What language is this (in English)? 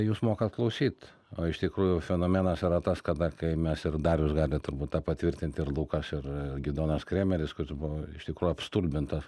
Lithuanian